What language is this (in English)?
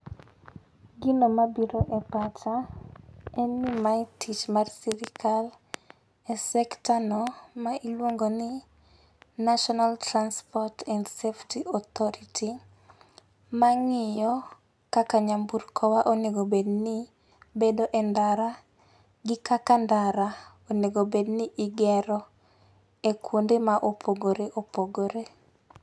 Luo (Kenya and Tanzania)